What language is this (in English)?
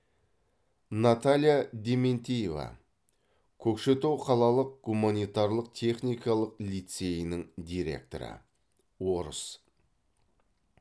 Kazakh